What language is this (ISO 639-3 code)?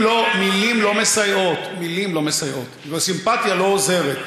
heb